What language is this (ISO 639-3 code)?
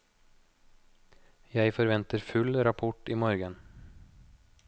nor